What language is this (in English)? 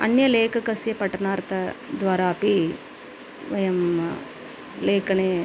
Sanskrit